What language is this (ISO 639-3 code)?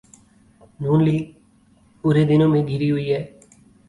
urd